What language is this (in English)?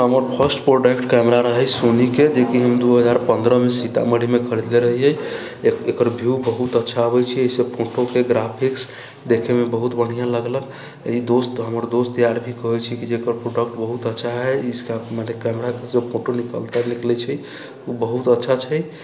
Maithili